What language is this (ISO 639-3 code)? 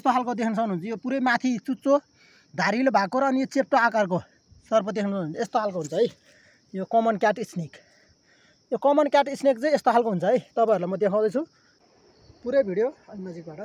ara